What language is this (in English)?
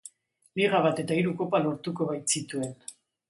Basque